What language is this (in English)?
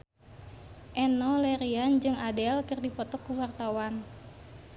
Sundanese